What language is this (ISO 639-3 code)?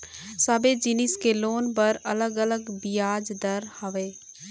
hne